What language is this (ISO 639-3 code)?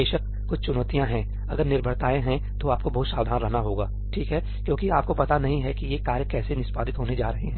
hin